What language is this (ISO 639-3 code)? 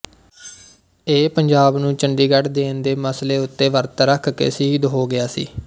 pan